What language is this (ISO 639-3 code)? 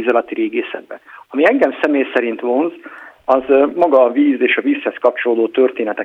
hun